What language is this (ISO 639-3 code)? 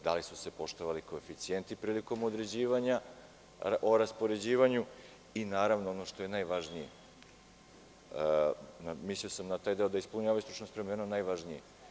srp